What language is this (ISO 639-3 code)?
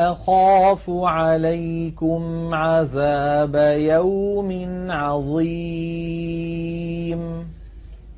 ara